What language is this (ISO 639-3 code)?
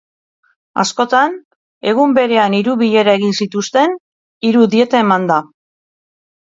eus